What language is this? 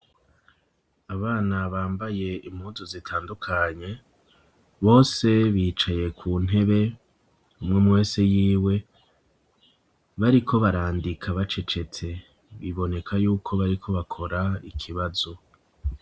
Rundi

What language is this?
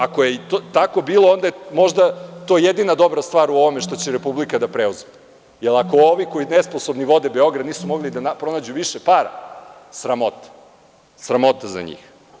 Serbian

